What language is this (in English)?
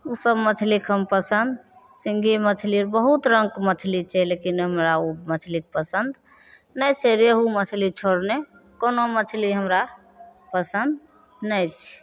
Maithili